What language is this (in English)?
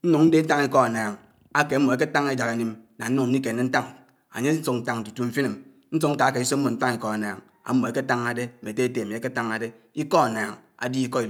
Anaang